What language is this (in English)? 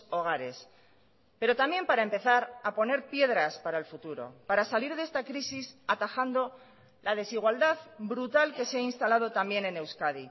Spanish